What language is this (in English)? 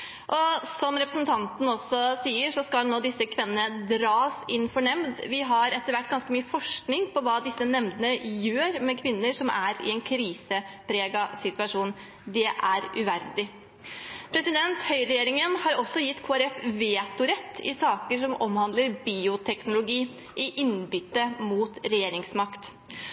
Norwegian Bokmål